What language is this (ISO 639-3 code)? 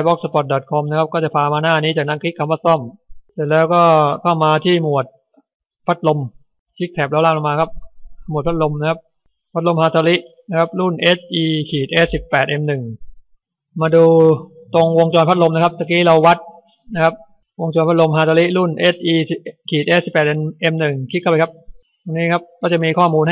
tha